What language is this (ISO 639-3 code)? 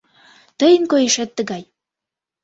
chm